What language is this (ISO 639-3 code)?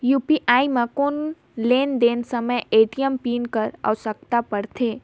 hne